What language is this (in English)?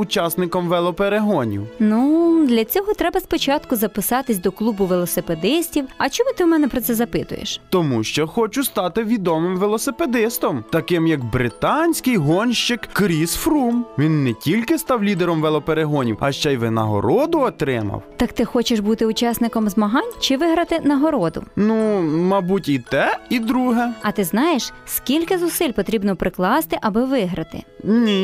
Ukrainian